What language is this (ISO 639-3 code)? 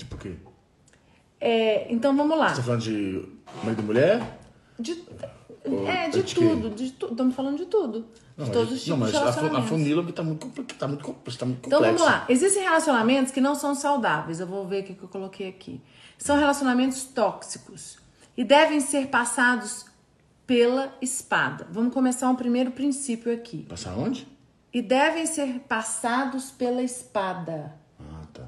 por